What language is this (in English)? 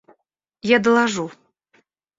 Russian